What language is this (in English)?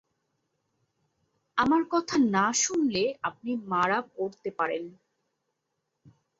Bangla